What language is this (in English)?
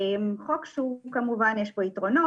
Hebrew